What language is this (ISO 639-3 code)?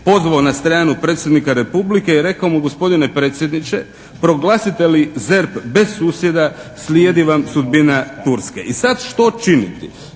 hrv